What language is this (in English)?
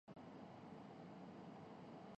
Urdu